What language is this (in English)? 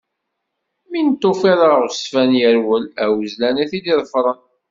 Kabyle